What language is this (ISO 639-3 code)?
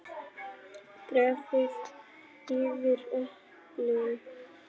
isl